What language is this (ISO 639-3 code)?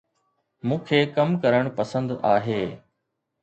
snd